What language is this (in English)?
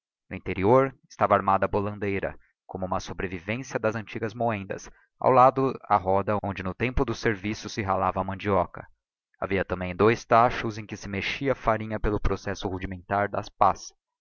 Portuguese